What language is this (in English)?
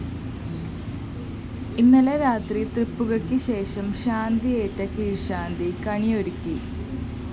Malayalam